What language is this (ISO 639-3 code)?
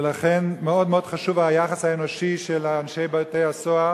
heb